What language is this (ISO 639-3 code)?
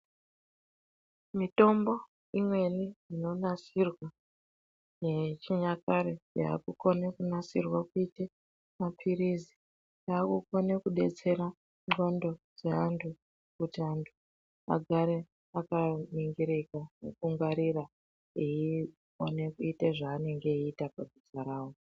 ndc